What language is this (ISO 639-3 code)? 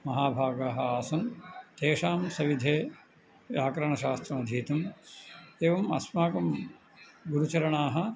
san